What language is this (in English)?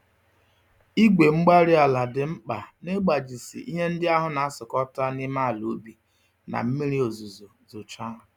Igbo